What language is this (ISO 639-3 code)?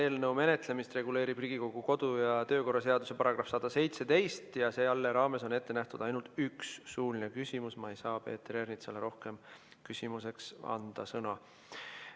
est